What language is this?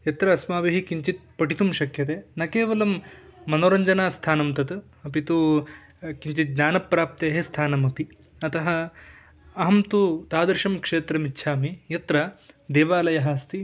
Sanskrit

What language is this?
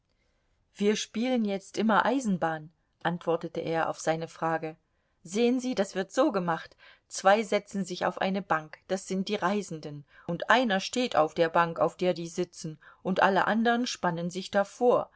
German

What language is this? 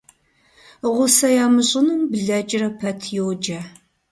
Kabardian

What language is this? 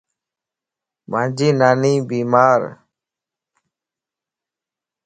Lasi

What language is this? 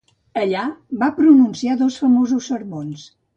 Catalan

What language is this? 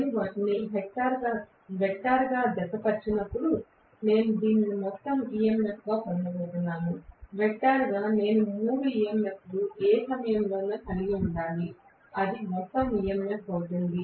Telugu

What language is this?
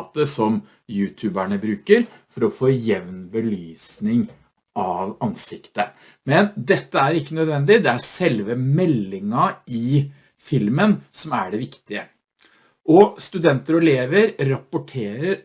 Norwegian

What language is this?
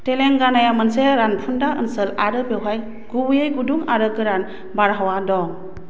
Bodo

